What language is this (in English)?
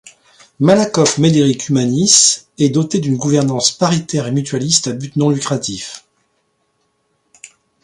French